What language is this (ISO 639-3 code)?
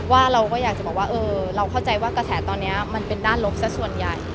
tha